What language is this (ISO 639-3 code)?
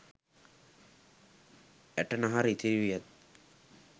sin